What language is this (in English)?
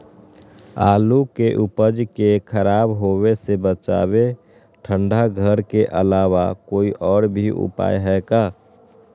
Magahi